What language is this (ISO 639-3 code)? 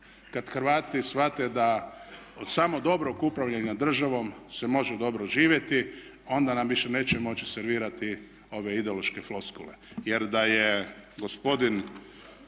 hrv